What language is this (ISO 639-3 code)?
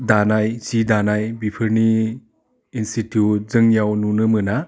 brx